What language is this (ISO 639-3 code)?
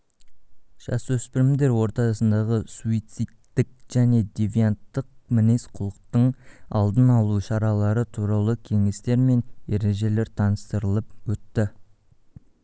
kaz